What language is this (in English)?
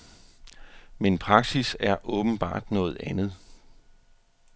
Danish